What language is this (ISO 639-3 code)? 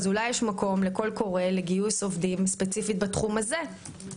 heb